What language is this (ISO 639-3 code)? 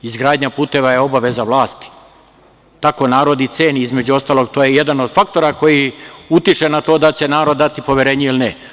srp